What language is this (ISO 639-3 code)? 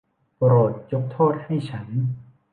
tha